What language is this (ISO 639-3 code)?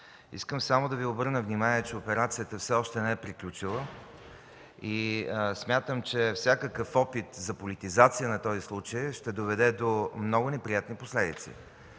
bul